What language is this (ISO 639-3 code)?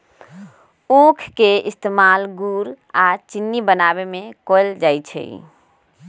mag